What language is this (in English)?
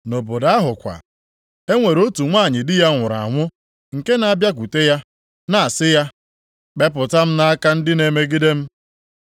Igbo